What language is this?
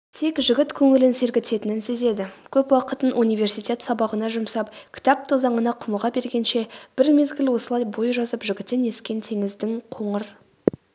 Kazakh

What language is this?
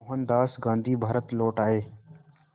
Hindi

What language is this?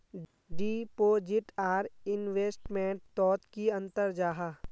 Magahi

